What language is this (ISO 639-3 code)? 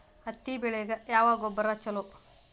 kan